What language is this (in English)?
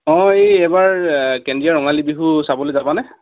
Assamese